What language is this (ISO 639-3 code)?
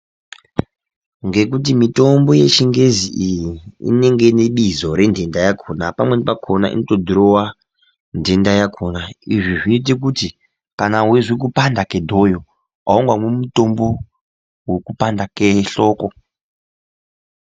ndc